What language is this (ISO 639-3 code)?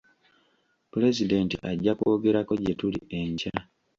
lug